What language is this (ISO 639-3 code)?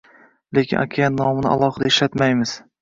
uzb